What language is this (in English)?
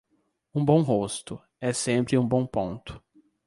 Portuguese